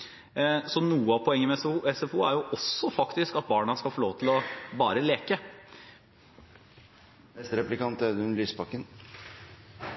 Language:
Norwegian Bokmål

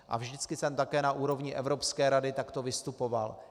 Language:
Czech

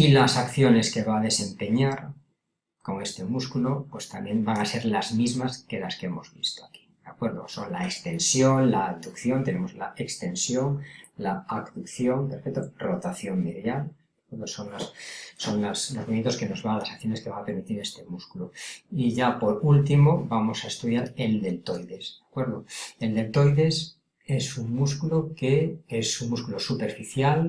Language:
Spanish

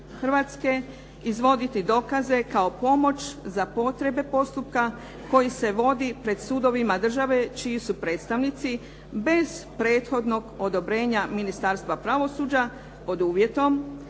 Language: Croatian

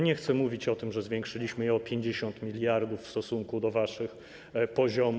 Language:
Polish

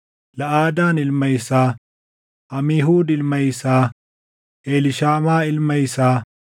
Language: Oromo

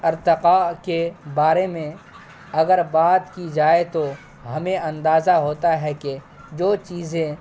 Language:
Urdu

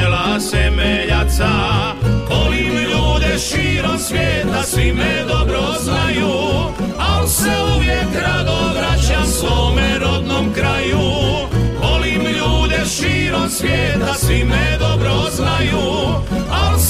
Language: Croatian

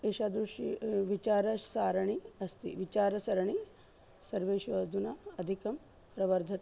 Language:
Sanskrit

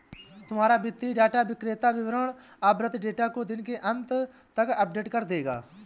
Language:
Hindi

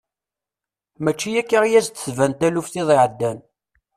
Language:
Kabyle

